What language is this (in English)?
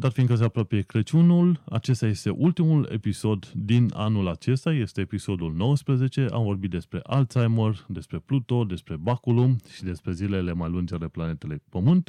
Romanian